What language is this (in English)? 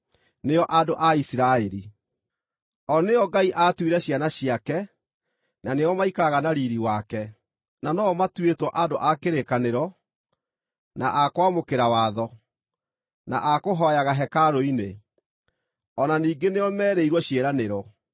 Kikuyu